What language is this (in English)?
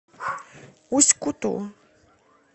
Russian